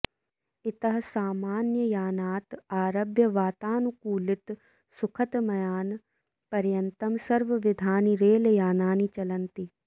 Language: Sanskrit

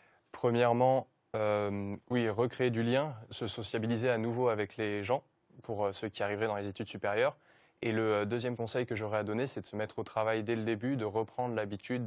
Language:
French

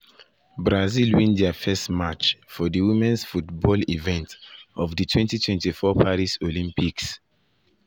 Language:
Nigerian Pidgin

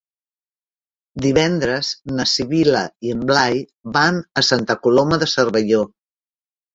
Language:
Catalan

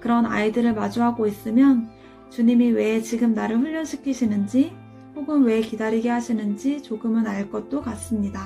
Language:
Korean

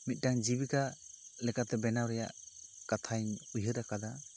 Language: Santali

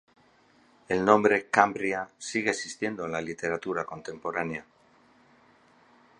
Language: Spanish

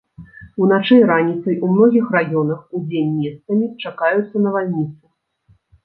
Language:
Belarusian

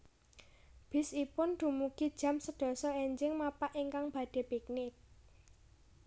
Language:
Javanese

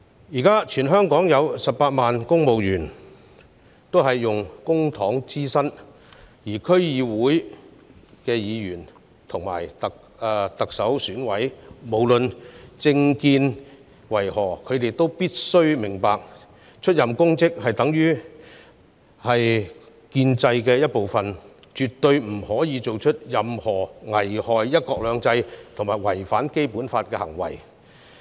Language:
Cantonese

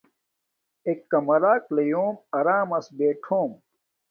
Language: Domaaki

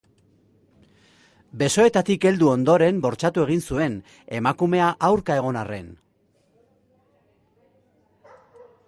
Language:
Basque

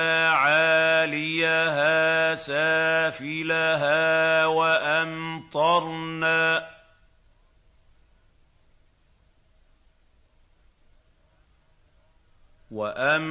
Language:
Arabic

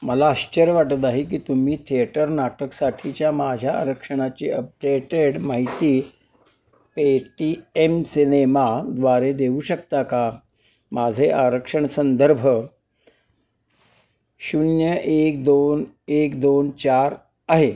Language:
Marathi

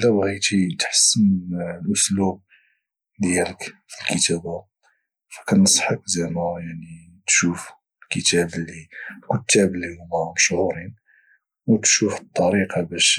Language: Moroccan Arabic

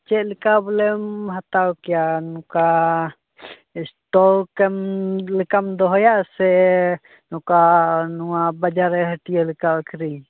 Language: Santali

